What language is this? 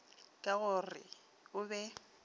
Northern Sotho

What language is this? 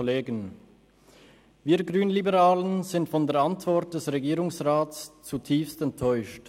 Swiss German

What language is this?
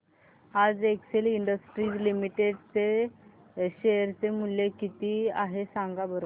Marathi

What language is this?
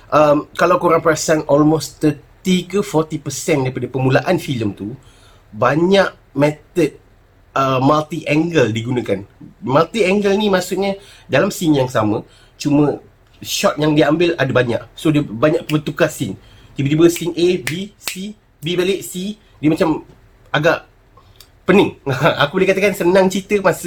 Malay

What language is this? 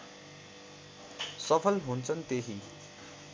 Nepali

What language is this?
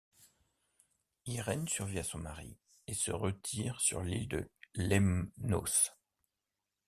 French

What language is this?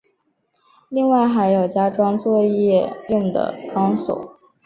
Chinese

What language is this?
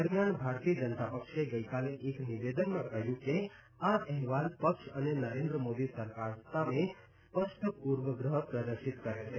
Gujarati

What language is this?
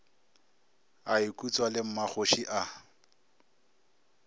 Northern Sotho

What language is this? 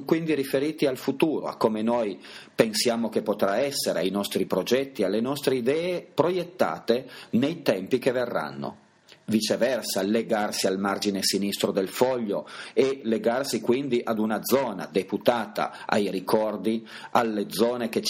Italian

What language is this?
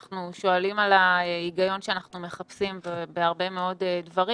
Hebrew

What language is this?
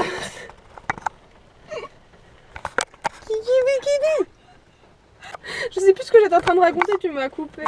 French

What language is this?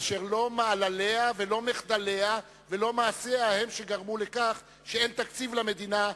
Hebrew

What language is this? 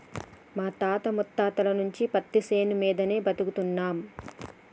Telugu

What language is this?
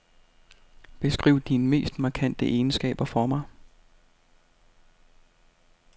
Danish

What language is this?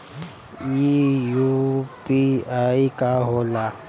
Bhojpuri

